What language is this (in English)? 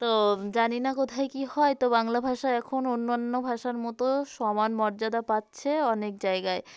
Bangla